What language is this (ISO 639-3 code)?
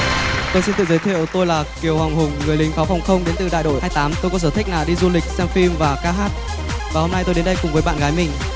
vie